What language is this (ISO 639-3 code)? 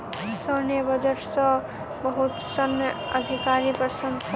mai